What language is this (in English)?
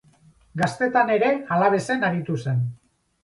Basque